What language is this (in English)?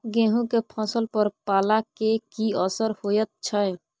Maithili